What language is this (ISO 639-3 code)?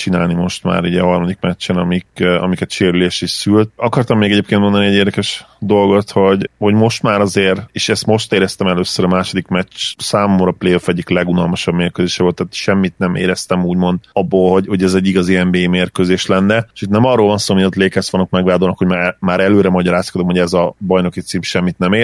hun